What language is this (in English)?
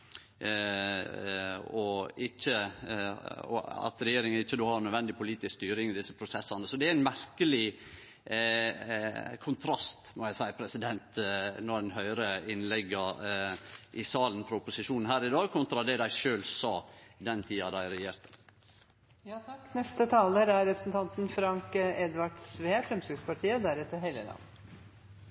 Norwegian Nynorsk